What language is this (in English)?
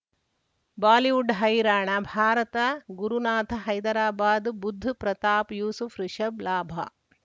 Kannada